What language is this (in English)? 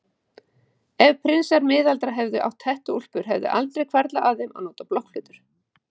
Icelandic